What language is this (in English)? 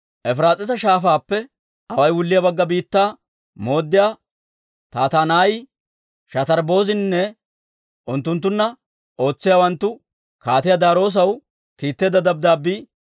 Dawro